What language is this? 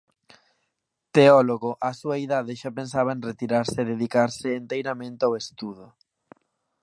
Galician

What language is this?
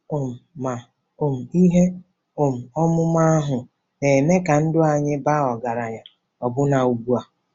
Igbo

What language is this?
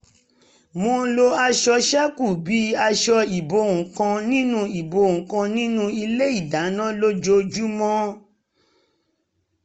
Yoruba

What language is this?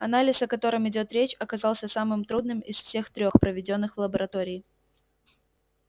Russian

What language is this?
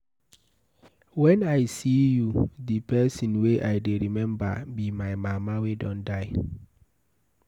Nigerian Pidgin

